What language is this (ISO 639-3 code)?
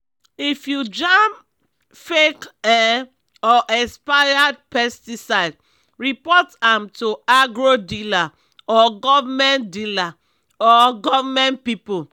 pcm